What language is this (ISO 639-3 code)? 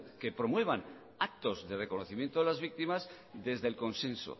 spa